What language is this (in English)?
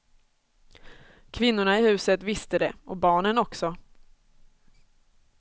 Swedish